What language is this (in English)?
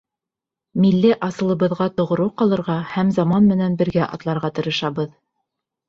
Bashkir